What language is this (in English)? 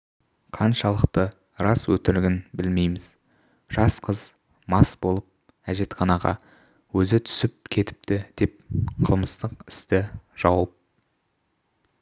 Kazakh